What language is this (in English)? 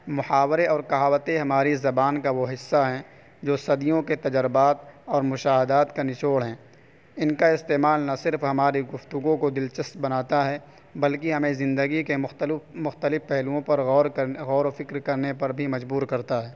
Urdu